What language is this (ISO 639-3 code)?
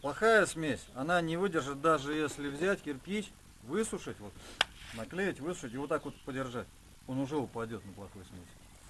rus